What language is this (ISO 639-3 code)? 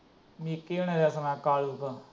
pan